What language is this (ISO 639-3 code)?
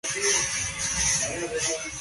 kat